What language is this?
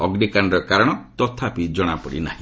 Odia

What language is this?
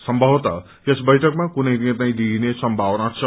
Nepali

